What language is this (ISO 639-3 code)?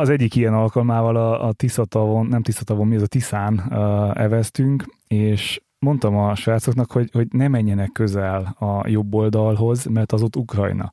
hun